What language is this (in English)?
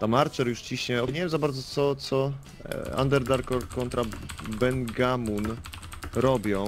Polish